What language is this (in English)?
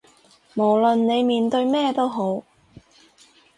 Cantonese